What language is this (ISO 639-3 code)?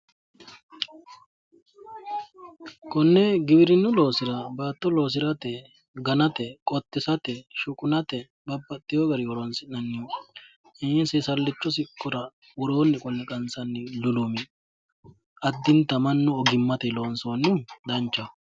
sid